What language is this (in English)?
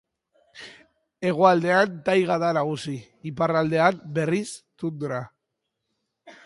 Basque